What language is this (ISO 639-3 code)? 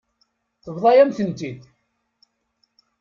kab